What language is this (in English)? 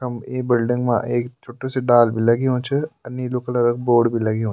Garhwali